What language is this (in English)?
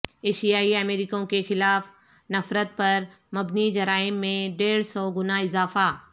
Urdu